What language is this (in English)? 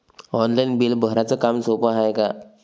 Marathi